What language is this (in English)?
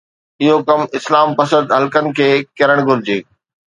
Sindhi